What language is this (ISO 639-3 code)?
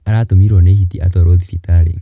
kik